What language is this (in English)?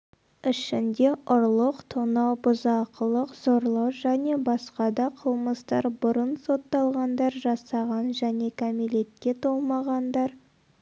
Kazakh